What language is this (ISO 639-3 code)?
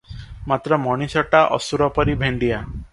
ori